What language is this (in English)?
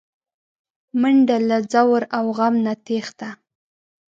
Pashto